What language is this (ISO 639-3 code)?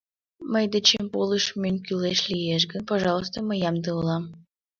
chm